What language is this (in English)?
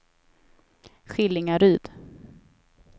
Swedish